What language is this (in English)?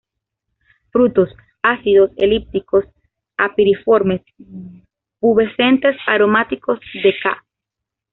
Spanish